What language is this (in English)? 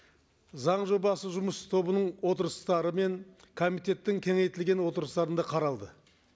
Kazakh